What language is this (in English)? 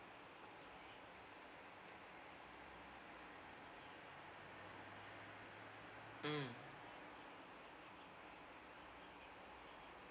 English